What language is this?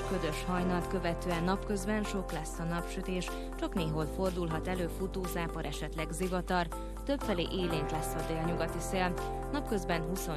Hungarian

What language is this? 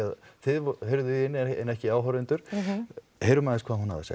Icelandic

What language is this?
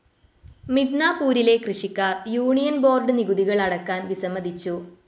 Malayalam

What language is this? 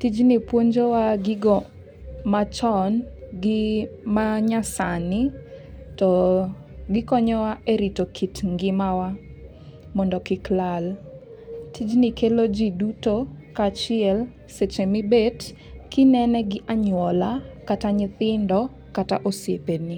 Luo (Kenya and Tanzania)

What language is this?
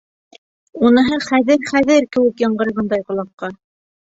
Bashkir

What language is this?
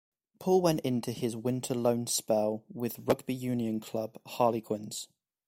English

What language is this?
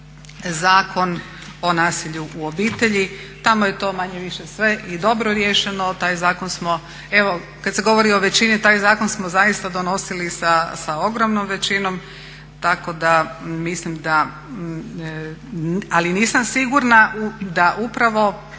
Croatian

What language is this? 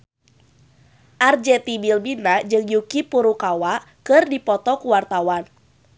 Sundanese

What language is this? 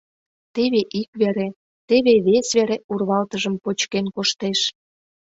Mari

